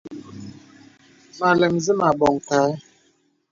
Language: Bebele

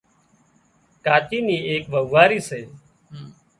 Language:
Wadiyara Koli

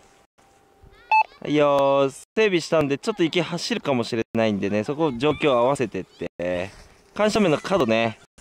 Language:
Japanese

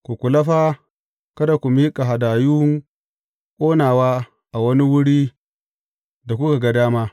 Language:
Hausa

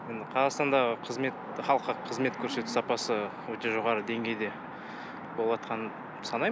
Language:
Kazakh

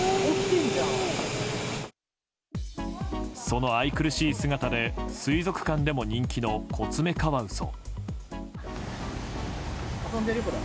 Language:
Japanese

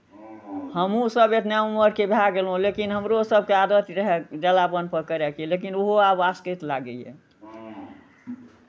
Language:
Maithili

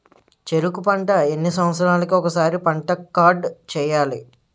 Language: Telugu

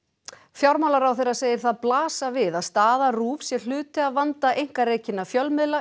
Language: Icelandic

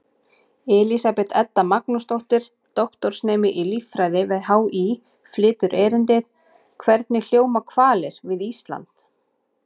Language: Icelandic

